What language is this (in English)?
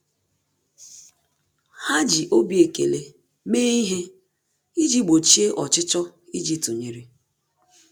Igbo